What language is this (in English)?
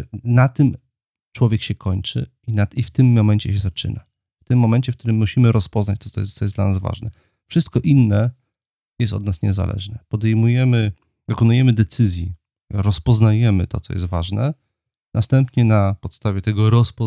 Polish